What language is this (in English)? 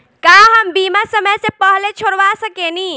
Bhojpuri